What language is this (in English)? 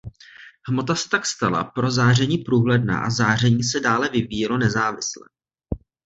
Czech